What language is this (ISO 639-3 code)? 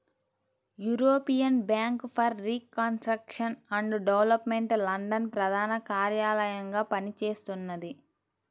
tel